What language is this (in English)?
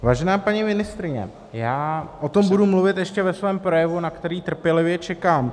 Czech